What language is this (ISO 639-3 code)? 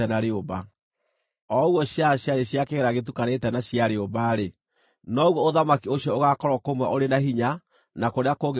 kik